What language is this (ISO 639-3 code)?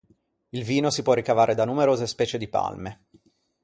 ita